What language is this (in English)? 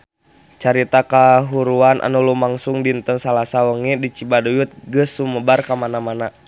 Sundanese